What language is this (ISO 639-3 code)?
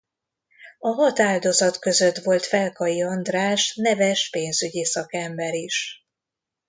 hun